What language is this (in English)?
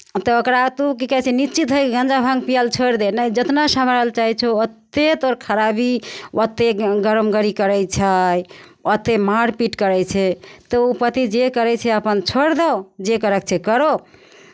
Maithili